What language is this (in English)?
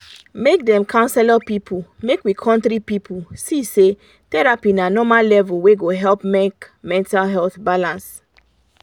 Nigerian Pidgin